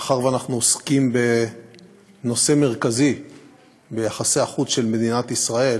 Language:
Hebrew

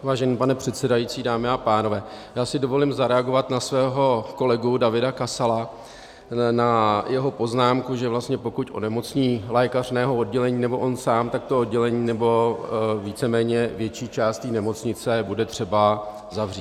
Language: Czech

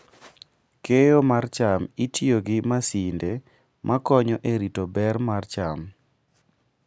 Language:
Luo (Kenya and Tanzania)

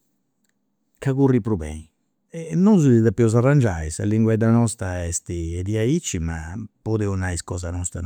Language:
Campidanese Sardinian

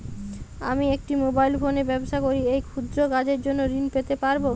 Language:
Bangla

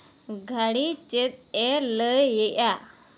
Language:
Santali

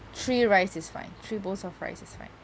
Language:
English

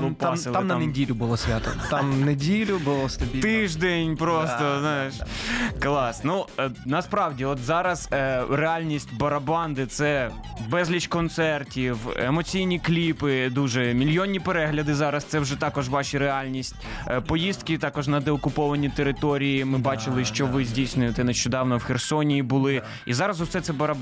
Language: Ukrainian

